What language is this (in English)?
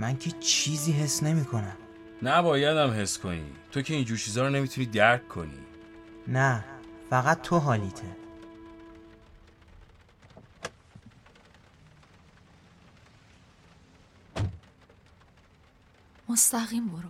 Persian